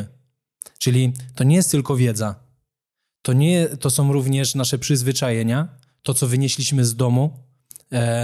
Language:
Polish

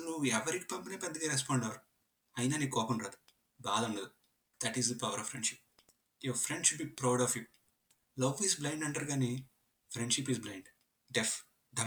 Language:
Telugu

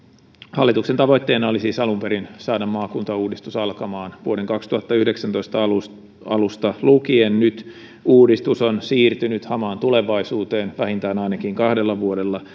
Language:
Finnish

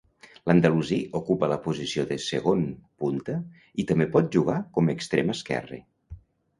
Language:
Catalan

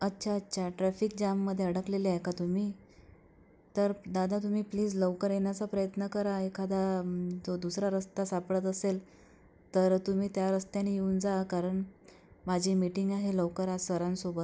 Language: Marathi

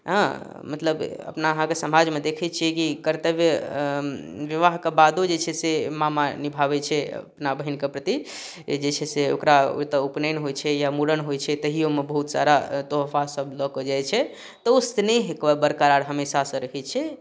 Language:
Maithili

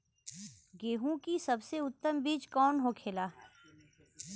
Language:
Bhojpuri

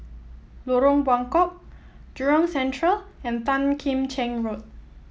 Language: English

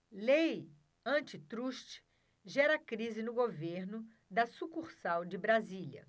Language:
Portuguese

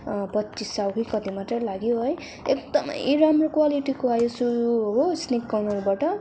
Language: Nepali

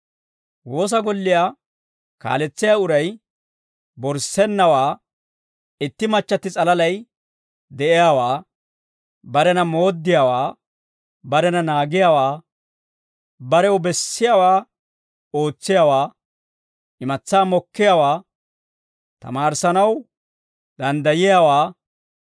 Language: Dawro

